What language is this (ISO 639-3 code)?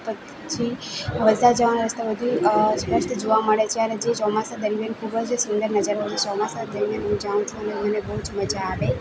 guj